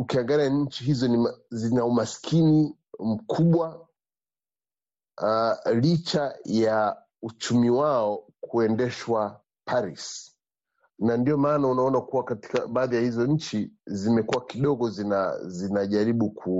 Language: Swahili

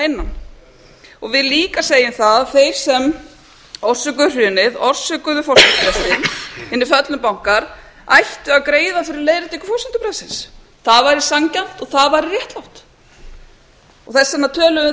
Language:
Icelandic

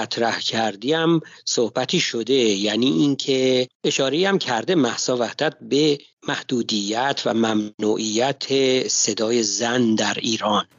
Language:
Persian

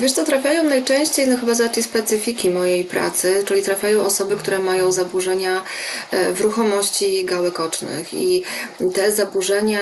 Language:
Polish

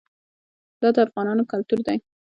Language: Pashto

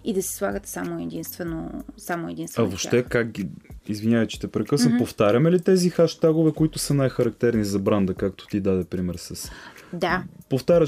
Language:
Bulgarian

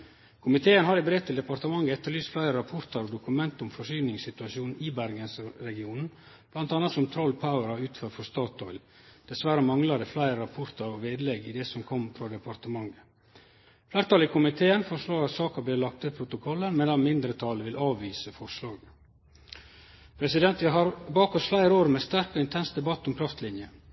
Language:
Norwegian Nynorsk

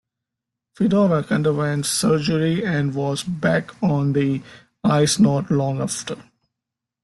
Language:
English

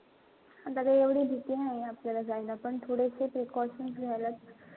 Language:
Marathi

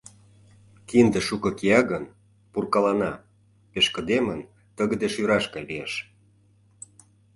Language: Mari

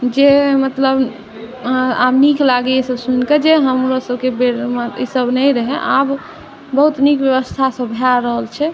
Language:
Maithili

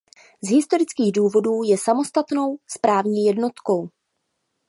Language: Czech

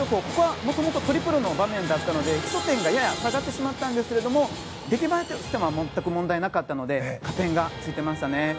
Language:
Japanese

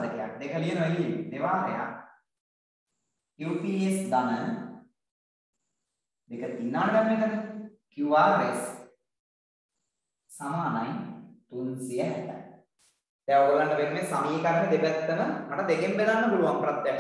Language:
Indonesian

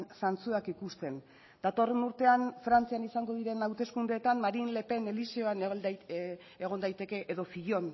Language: Basque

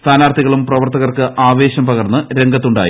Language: Malayalam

